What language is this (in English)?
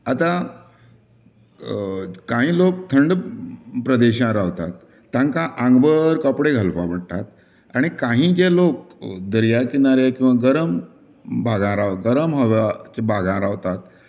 Konkani